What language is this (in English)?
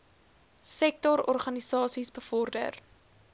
Afrikaans